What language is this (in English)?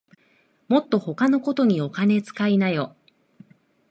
Japanese